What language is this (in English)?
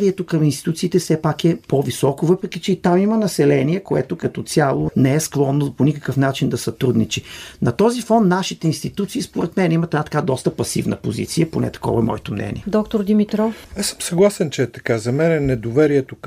Bulgarian